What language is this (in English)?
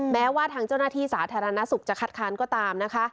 Thai